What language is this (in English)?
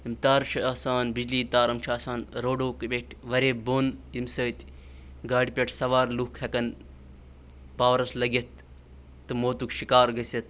Kashmiri